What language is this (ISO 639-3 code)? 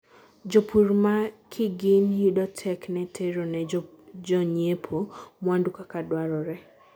luo